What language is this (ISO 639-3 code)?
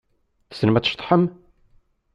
kab